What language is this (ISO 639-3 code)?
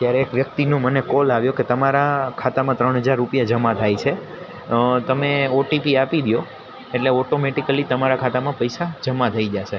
guj